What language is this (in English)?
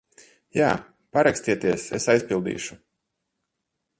Latvian